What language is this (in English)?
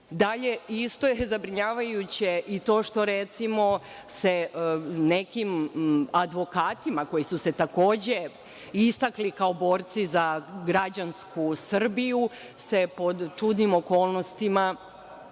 Serbian